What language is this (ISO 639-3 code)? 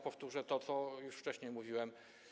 pol